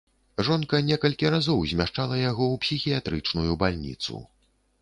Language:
Belarusian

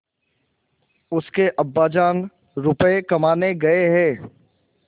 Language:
Hindi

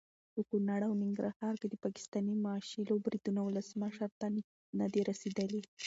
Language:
Pashto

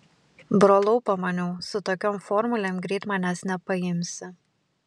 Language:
Lithuanian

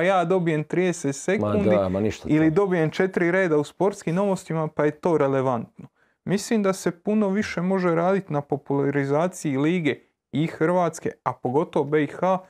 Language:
Croatian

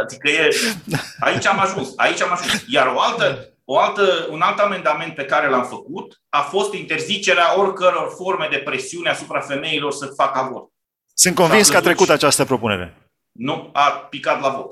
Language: Romanian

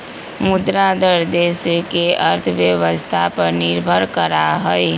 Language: Magahi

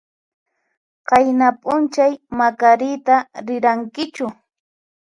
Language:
Puno Quechua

